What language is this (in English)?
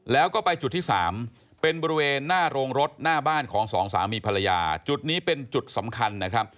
Thai